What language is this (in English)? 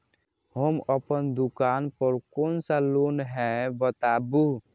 Maithili